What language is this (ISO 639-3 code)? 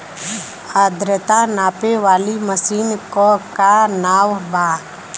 bho